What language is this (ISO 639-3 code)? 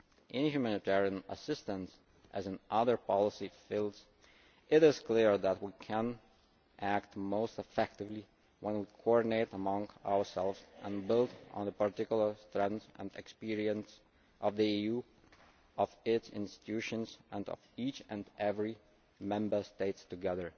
eng